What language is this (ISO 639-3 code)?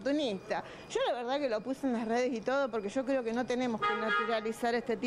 spa